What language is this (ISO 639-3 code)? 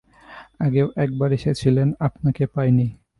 ben